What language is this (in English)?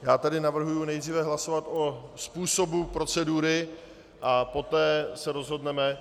Czech